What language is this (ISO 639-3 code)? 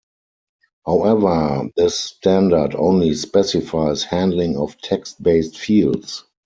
eng